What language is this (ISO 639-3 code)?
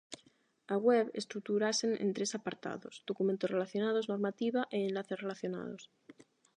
glg